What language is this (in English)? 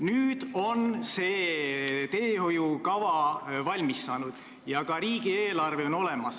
Estonian